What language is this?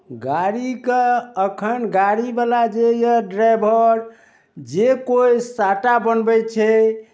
Maithili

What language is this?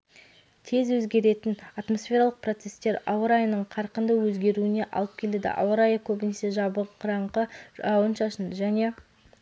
Kazakh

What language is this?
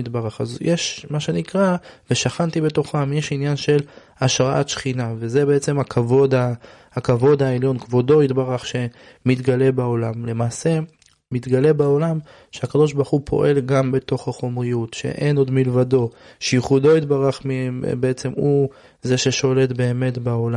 Hebrew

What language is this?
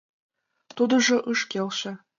Mari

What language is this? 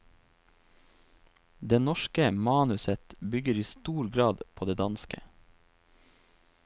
Norwegian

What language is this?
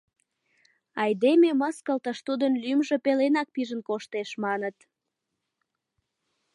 Mari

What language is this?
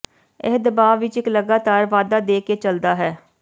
Punjabi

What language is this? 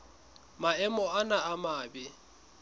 Southern Sotho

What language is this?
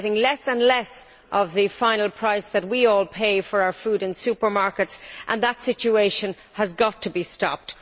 English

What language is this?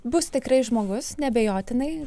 Lithuanian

